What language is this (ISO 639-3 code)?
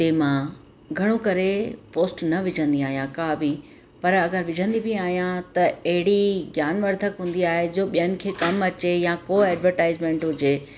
snd